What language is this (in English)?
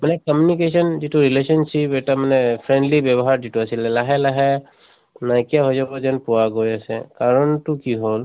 Assamese